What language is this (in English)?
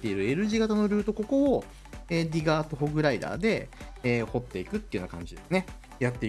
Japanese